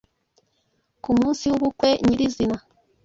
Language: Kinyarwanda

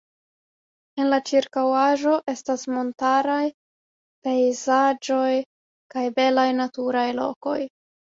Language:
Esperanto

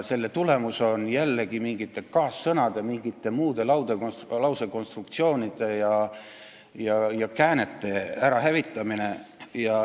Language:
Estonian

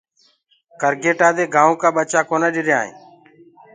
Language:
Gurgula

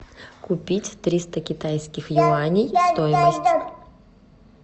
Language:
Russian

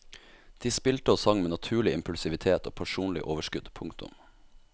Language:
Norwegian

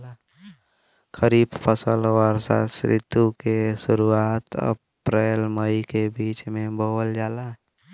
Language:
Bhojpuri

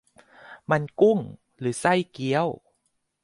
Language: Thai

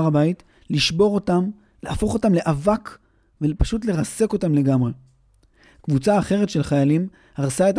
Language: Hebrew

